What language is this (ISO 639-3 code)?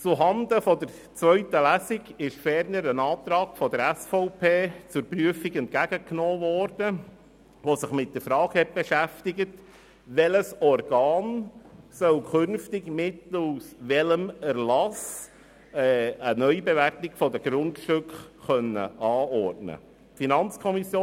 gsw